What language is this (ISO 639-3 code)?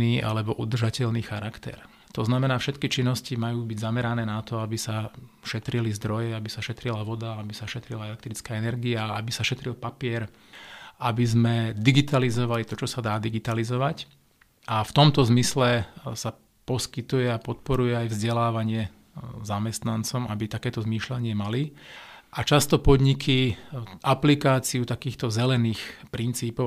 slk